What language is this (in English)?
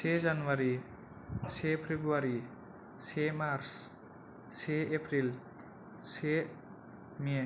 Bodo